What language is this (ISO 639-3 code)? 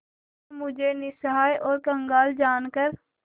hin